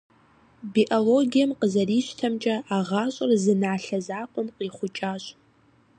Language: Kabardian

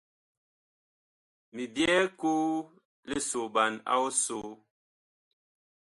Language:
Bakoko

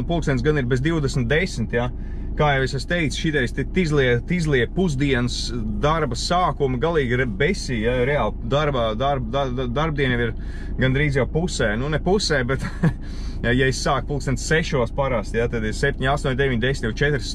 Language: Latvian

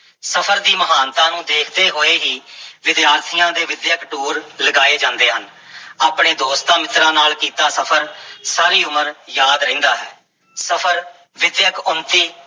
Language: Punjabi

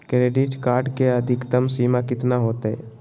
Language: Magahi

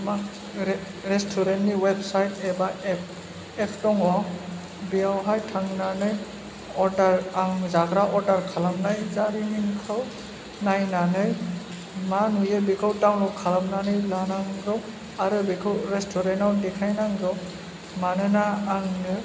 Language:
Bodo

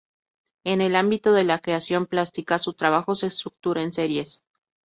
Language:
Spanish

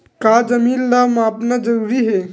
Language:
Chhattisgarhi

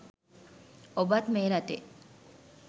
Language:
Sinhala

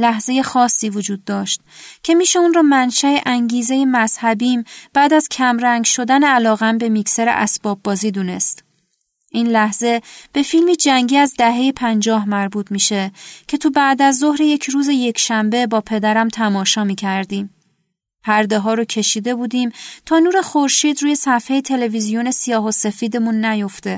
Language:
Persian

